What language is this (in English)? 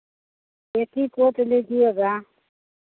Hindi